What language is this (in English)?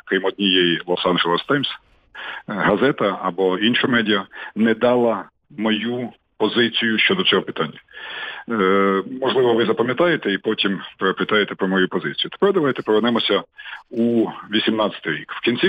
Ukrainian